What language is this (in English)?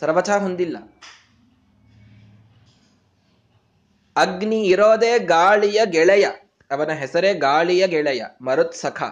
Kannada